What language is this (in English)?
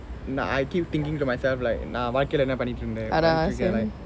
English